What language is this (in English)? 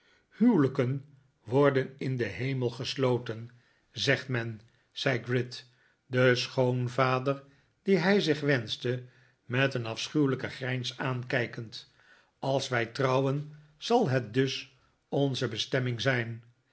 Dutch